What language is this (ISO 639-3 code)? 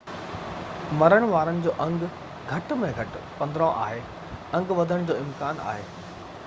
snd